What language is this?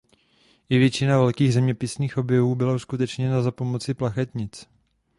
Czech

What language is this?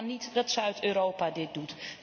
Dutch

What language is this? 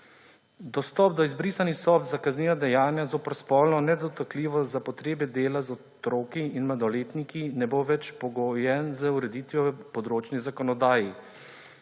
Slovenian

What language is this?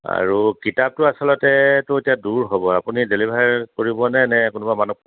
Assamese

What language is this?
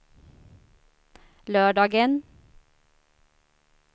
Swedish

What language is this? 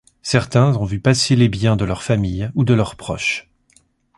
French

